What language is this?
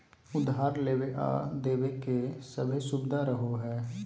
Magahi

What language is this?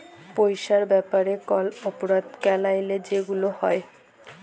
Bangla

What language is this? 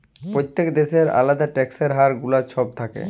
Bangla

